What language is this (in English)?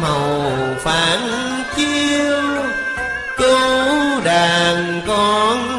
Vietnamese